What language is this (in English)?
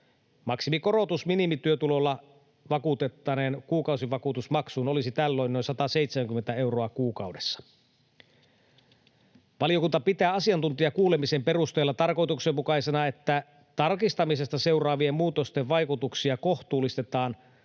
Finnish